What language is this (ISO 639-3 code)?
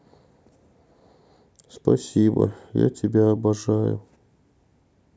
rus